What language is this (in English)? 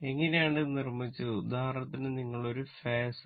Malayalam